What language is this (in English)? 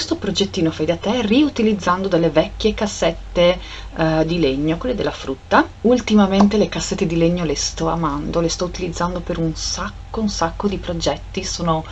Italian